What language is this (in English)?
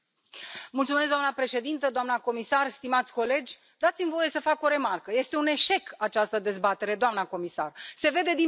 Romanian